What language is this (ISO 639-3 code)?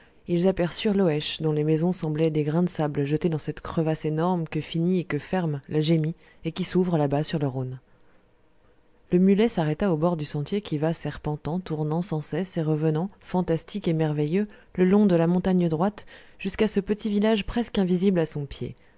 fra